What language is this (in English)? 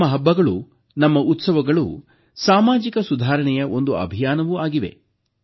Kannada